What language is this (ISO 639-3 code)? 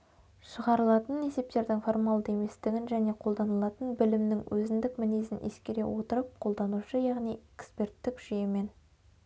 kaz